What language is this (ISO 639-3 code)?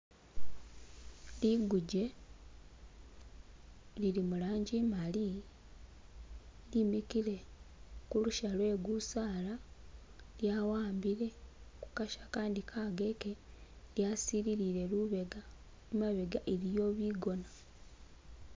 myx